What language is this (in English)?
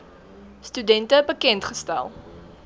Afrikaans